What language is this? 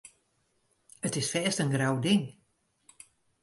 Western Frisian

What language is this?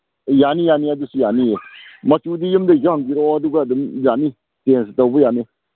Manipuri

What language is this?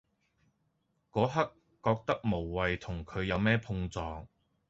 Cantonese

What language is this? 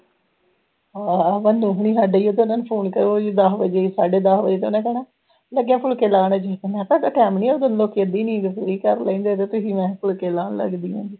Punjabi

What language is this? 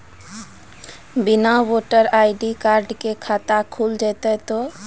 Maithili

